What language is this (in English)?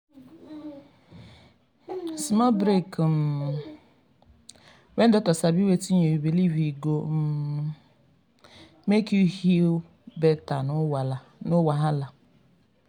Nigerian Pidgin